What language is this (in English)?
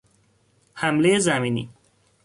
Persian